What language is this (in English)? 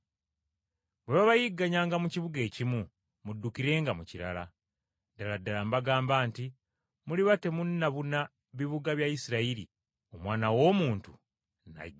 Ganda